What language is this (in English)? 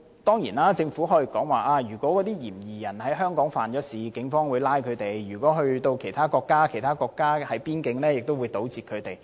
Cantonese